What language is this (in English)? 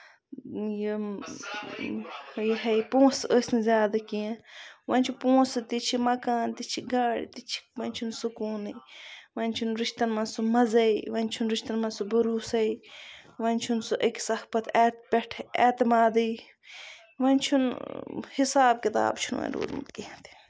Kashmiri